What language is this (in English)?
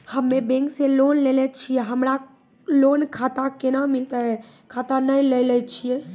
Maithili